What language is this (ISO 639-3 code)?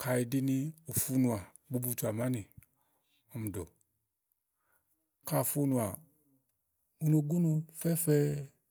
ahl